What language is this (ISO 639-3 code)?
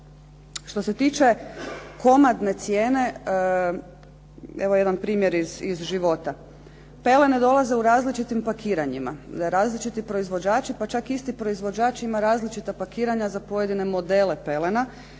hrv